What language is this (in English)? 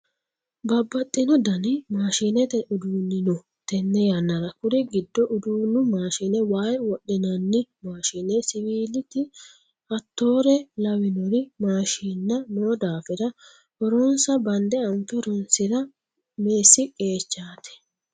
Sidamo